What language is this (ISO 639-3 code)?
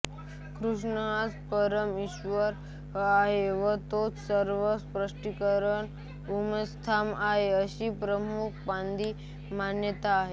mar